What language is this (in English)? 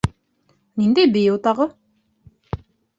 Bashkir